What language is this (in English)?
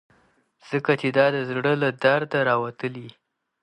Pashto